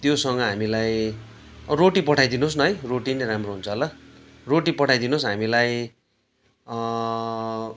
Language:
Nepali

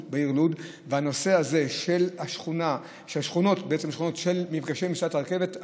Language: Hebrew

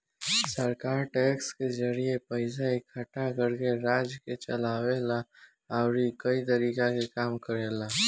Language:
Bhojpuri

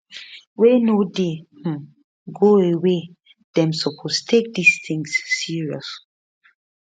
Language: Nigerian Pidgin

